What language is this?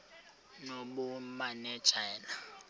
Xhosa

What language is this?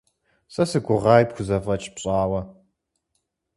Kabardian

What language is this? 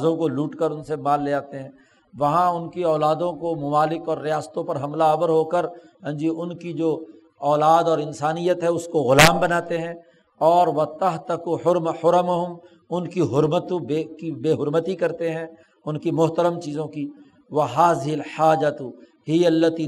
Urdu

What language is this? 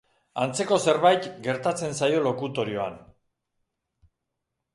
Basque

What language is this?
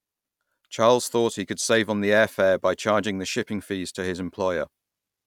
English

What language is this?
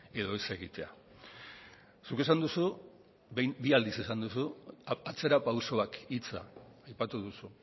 Basque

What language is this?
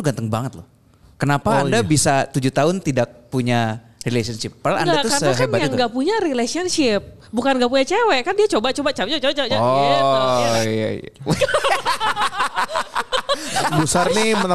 Indonesian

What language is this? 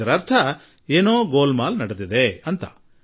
Kannada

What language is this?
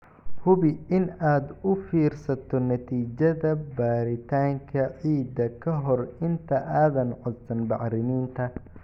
Somali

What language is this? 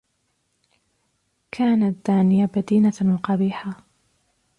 Arabic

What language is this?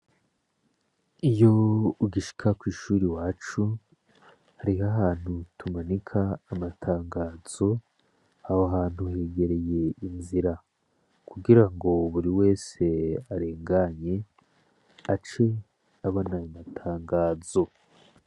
Rundi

